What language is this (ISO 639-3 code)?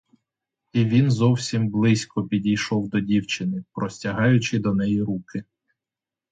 ukr